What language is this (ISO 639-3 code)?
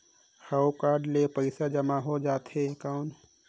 hne